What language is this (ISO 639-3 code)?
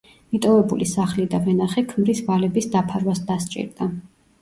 kat